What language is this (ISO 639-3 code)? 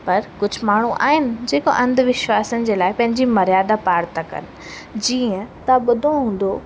snd